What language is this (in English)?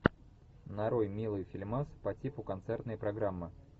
Russian